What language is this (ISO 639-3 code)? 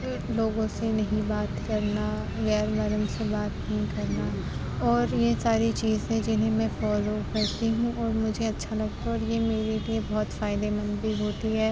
urd